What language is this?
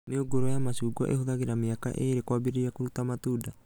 Kikuyu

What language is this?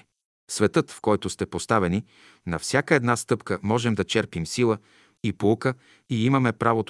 Bulgarian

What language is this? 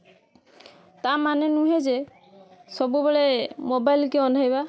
Odia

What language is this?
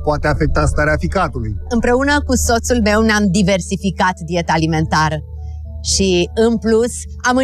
Romanian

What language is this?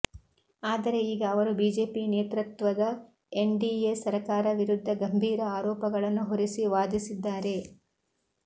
Kannada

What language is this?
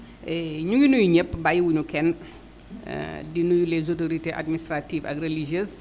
Wolof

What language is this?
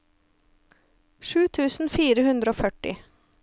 Norwegian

